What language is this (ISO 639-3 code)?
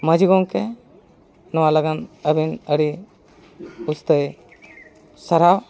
sat